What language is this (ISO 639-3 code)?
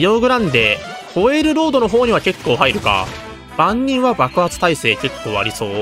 jpn